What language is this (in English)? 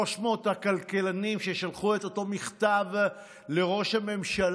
Hebrew